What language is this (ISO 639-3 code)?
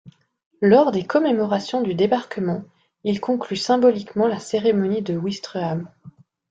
fra